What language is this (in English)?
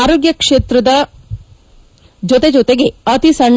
Kannada